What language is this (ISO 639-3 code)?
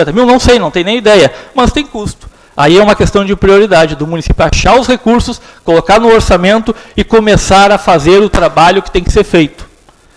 por